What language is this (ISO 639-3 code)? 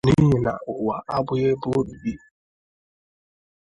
ibo